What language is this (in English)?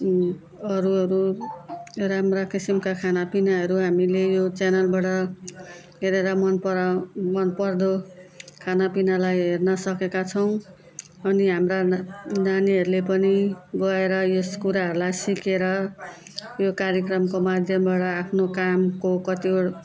Nepali